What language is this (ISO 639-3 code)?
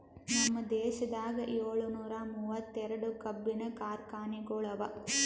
kan